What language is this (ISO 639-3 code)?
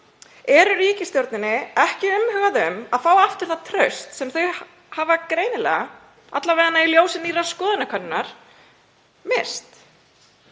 isl